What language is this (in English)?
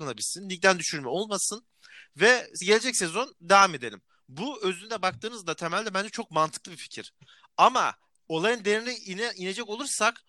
Turkish